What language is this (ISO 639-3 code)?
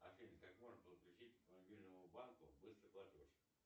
rus